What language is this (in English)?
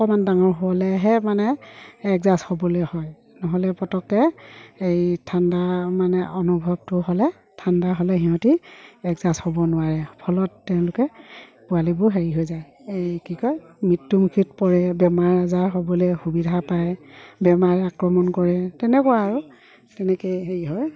Assamese